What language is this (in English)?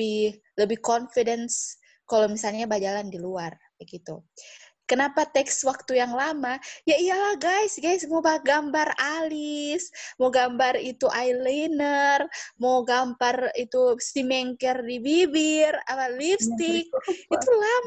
Indonesian